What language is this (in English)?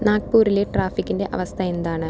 Malayalam